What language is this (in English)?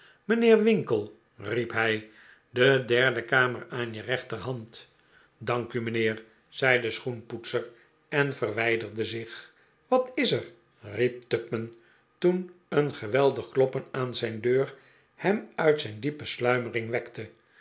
Dutch